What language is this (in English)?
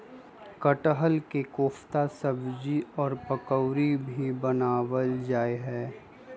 Magahi